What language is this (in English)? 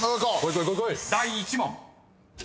Japanese